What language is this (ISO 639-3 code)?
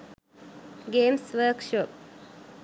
sin